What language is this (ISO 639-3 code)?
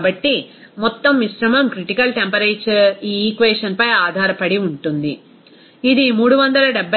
tel